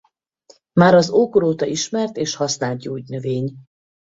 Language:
Hungarian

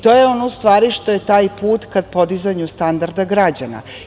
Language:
Serbian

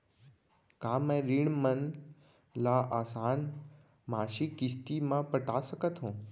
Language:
Chhattisgarhi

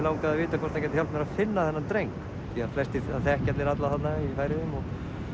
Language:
Icelandic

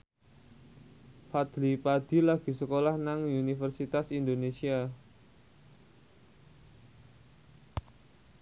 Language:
Javanese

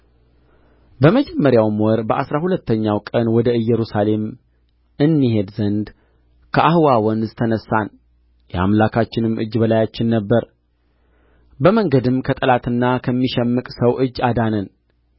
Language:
Amharic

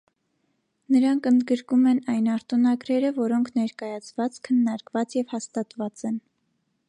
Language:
Armenian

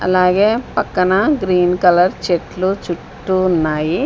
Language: Telugu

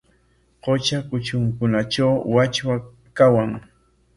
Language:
Corongo Ancash Quechua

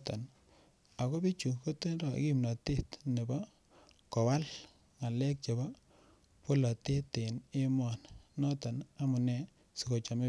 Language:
Kalenjin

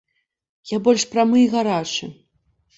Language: Belarusian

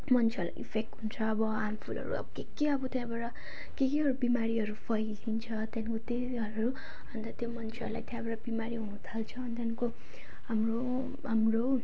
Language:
Nepali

